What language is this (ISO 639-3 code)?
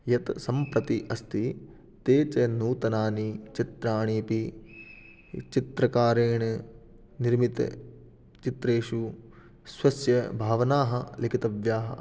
san